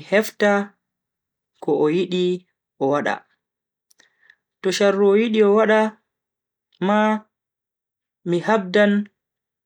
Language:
Bagirmi Fulfulde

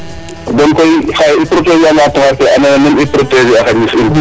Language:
Serer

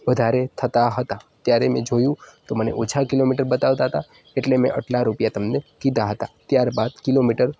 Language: Gujarati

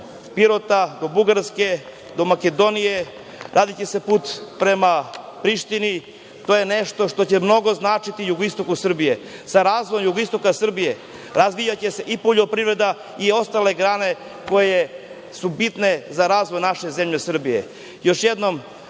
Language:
Serbian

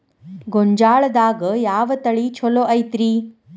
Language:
Kannada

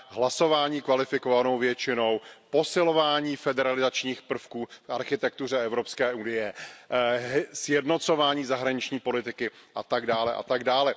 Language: Czech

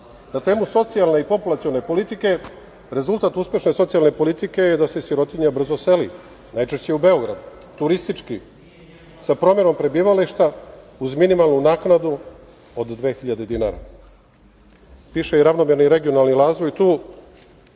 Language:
Serbian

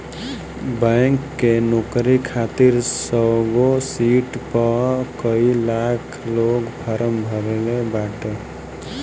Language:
Bhojpuri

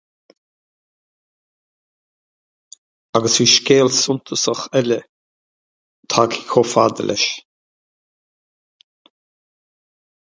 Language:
Irish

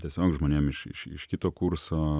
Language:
Lithuanian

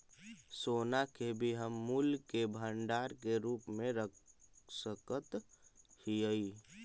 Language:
Magahi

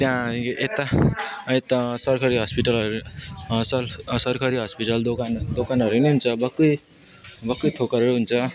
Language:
Nepali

